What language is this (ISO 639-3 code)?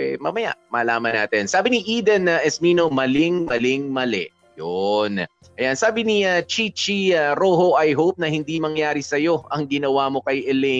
fil